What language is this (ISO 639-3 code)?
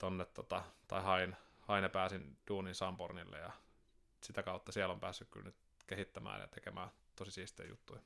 fin